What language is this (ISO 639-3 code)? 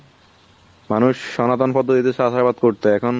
ben